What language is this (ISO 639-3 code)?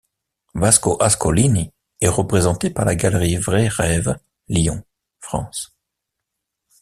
fra